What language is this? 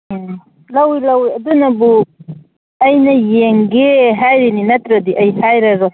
Manipuri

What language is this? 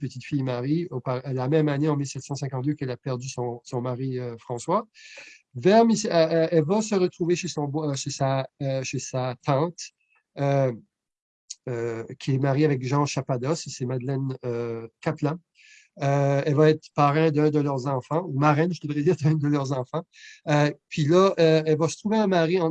French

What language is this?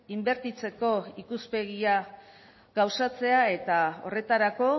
Basque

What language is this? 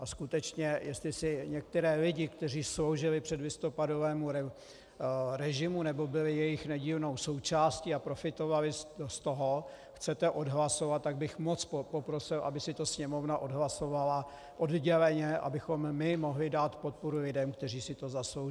Czech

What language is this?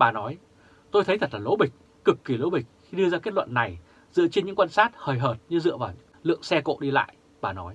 Vietnamese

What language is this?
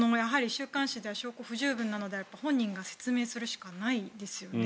Japanese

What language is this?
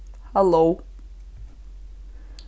Faroese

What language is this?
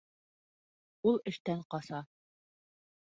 Bashkir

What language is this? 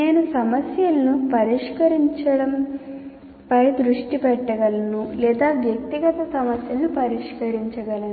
Telugu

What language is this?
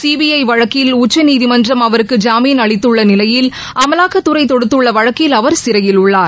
Tamil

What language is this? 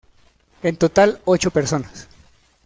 Spanish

